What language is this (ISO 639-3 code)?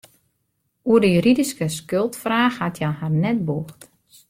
fry